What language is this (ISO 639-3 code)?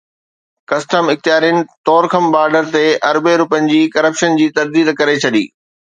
snd